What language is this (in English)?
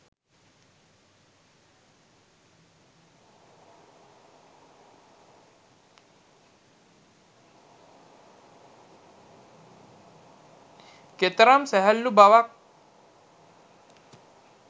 Sinhala